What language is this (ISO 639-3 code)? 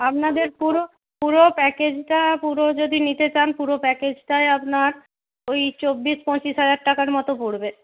ben